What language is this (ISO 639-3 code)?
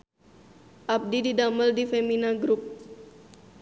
sun